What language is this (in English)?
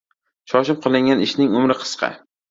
Uzbek